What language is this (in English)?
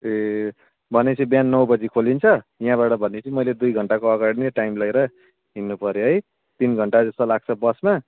Nepali